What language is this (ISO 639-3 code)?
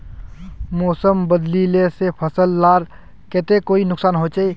mag